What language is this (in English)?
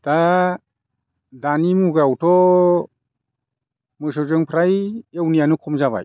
Bodo